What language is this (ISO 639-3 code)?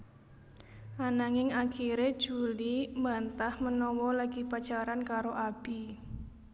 jav